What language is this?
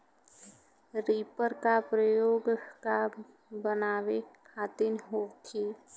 Bhojpuri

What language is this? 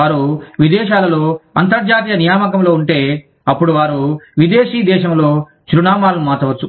Telugu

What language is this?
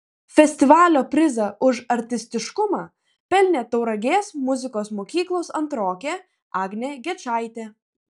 Lithuanian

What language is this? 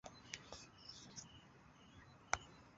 Esperanto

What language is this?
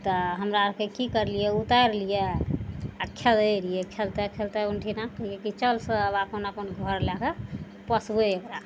Maithili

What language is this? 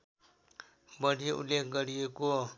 Nepali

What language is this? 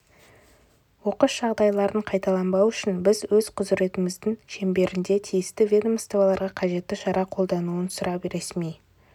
Kazakh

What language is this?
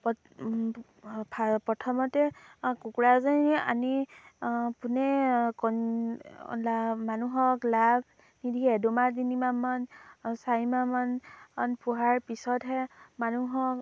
Assamese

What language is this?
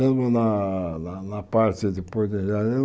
Portuguese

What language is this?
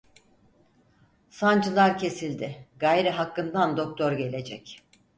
Turkish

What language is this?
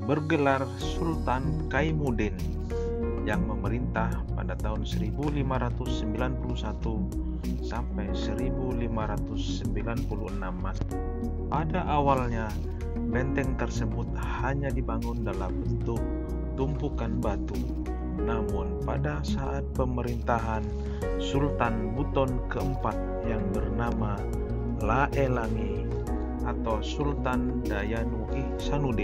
Indonesian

